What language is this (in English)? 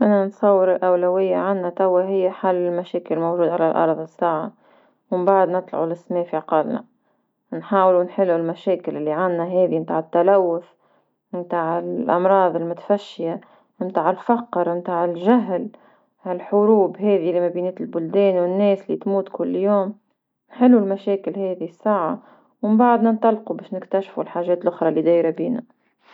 Tunisian Arabic